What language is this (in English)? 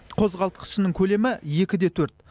Kazakh